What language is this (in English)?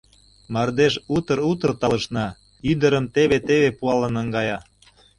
Mari